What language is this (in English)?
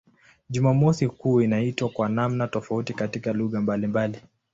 Swahili